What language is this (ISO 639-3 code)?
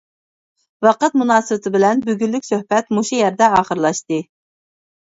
uig